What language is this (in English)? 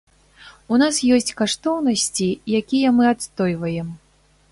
Belarusian